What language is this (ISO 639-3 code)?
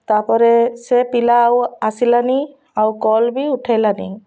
ori